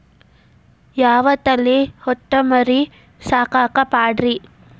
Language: Kannada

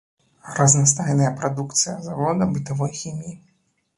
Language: Belarusian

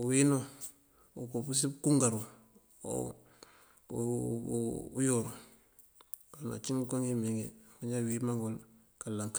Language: Mandjak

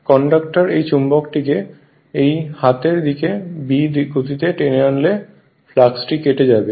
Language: Bangla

